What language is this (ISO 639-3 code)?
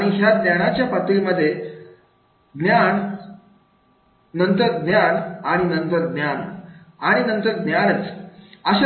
mar